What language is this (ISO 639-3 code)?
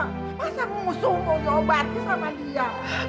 ind